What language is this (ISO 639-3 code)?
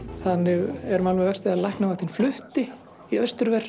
isl